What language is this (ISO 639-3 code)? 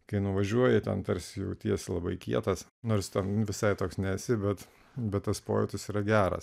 lit